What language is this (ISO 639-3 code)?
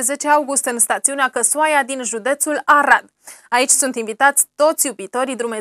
ron